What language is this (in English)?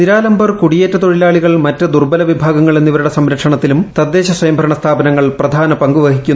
Malayalam